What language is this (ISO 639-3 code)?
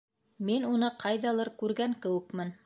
bak